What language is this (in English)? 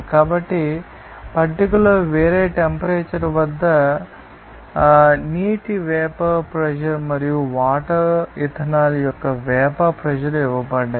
Telugu